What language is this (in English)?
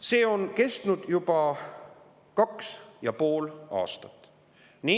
Estonian